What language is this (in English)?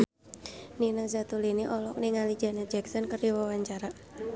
Sundanese